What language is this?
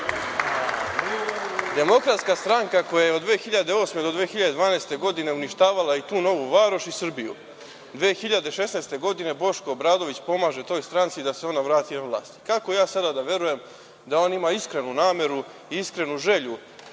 Serbian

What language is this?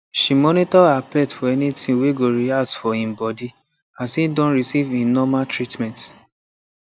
Nigerian Pidgin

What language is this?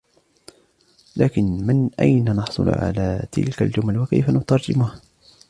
Arabic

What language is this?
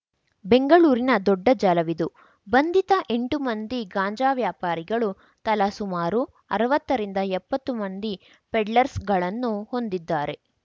Kannada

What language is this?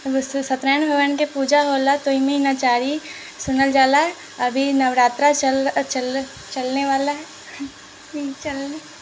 Maithili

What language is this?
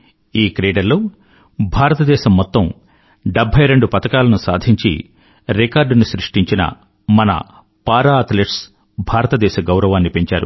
Telugu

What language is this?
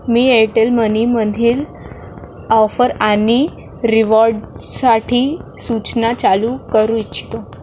Marathi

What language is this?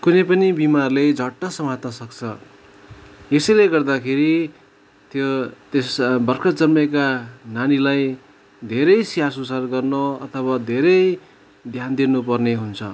Nepali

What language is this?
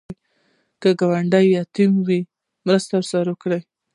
Pashto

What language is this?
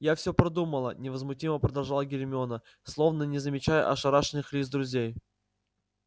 Russian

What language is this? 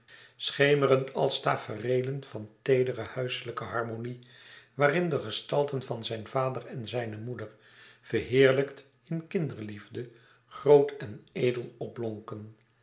Dutch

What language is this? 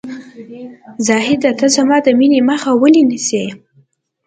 Pashto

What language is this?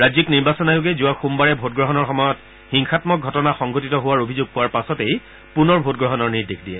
Assamese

